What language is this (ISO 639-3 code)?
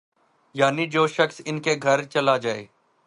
urd